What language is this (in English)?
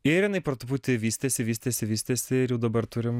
Lithuanian